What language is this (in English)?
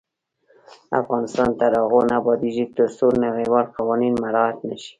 Pashto